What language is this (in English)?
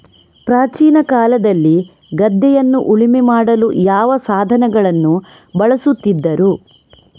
Kannada